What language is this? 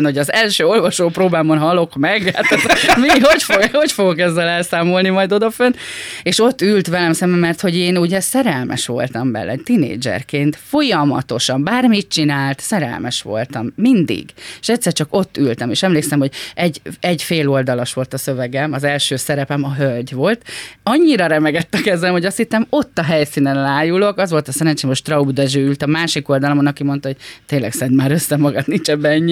Hungarian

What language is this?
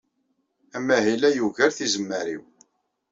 Kabyle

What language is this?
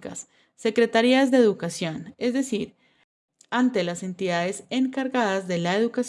Spanish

